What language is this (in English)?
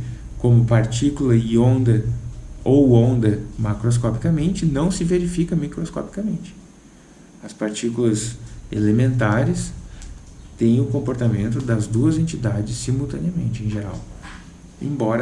Portuguese